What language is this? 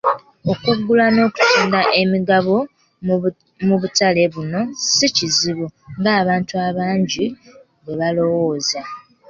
Ganda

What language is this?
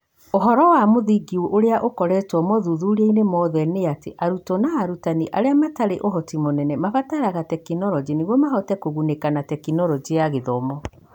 Kikuyu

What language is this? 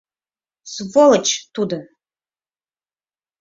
Mari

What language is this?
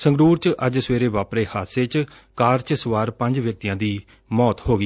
Punjabi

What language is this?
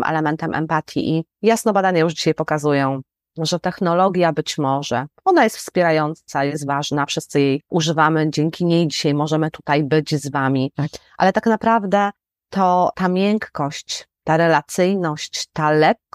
Polish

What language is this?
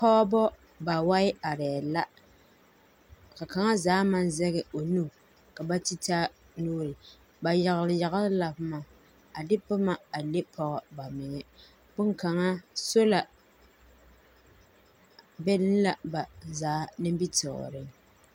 Southern Dagaare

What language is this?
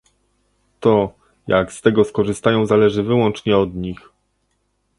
Polish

